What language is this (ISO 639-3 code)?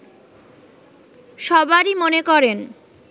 ben